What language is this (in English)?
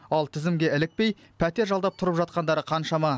Kazakh